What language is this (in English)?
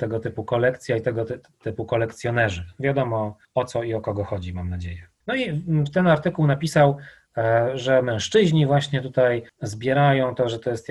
Polish